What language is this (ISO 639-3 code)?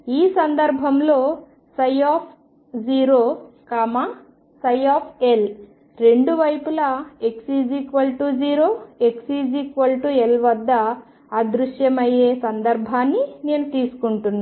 tel